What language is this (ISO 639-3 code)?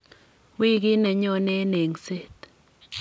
kln